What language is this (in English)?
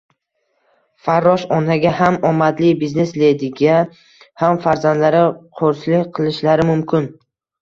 Uzbek